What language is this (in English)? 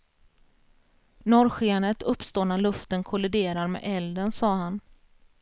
Swedish